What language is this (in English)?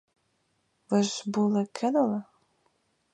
Ukrainian